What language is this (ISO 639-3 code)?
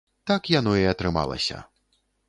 bel